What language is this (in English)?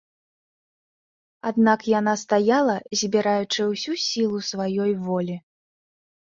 Belarusian